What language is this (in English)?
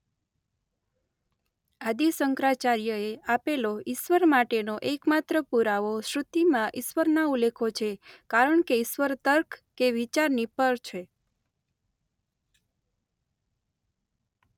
Gujarati